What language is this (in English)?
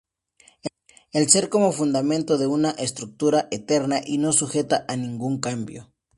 Spanish